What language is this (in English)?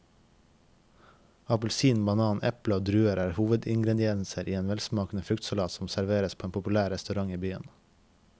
Norwegian